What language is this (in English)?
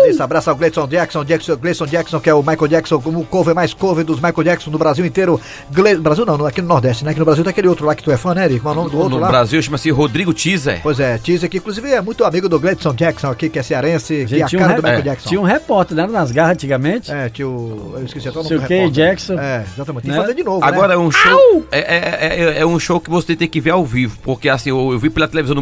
Portuguese